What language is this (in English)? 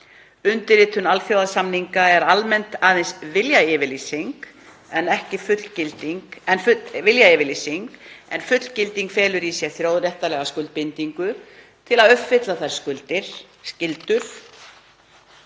Icelandic